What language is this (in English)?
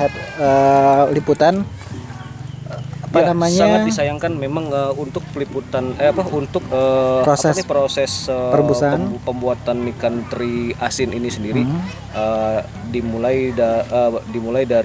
Indonesian